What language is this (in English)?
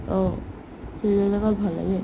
Assamese